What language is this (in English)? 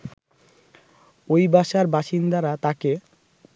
Bangla